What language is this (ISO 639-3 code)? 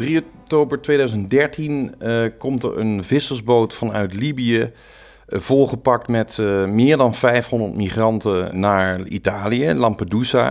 nld